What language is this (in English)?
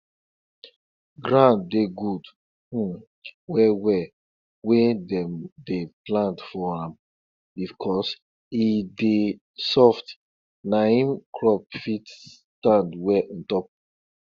Nigerian Pidgin